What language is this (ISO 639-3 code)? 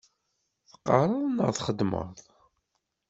kab